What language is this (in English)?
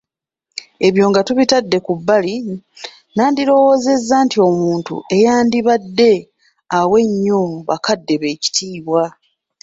Ganda